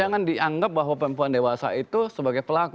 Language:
Indonesian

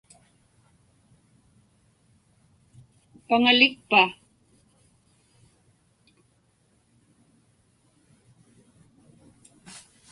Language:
Inupiaq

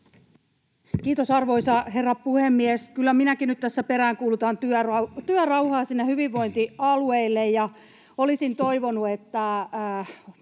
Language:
Finnish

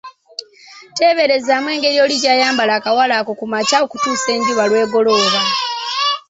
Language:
Ganda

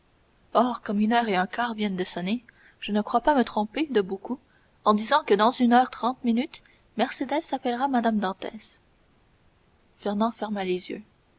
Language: French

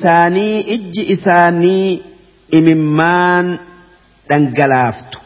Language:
Arabic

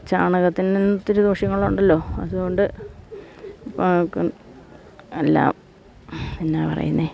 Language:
Malayalam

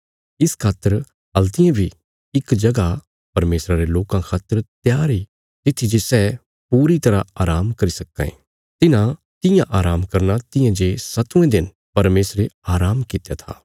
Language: Bilaspuri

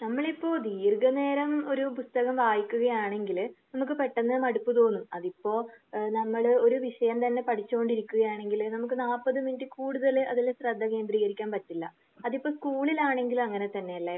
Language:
Malayalam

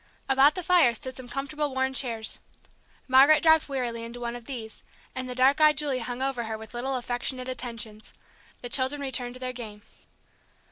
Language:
English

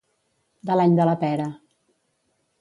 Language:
Catalan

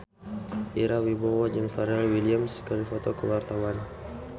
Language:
Sundanese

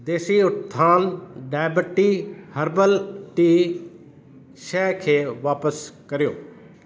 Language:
Sindhi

